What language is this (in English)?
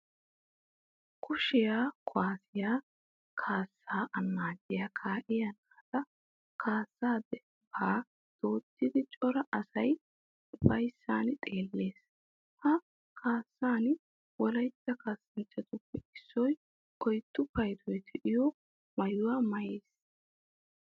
Wolaytta